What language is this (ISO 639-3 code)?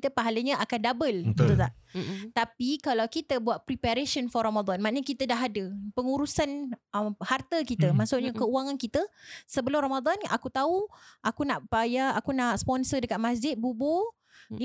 msa